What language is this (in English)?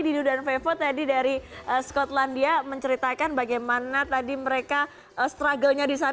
Indonesian